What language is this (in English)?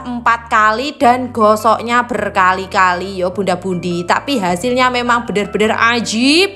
Indonesian